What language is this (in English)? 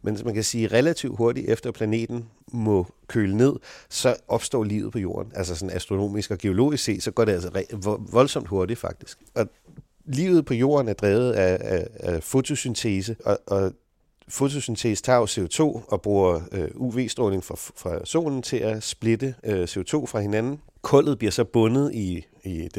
Danish